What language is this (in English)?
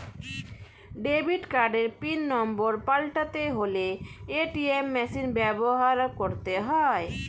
Bangla